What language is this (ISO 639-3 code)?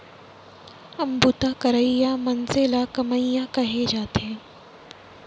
hne